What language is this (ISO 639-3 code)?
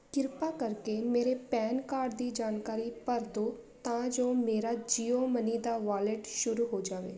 pan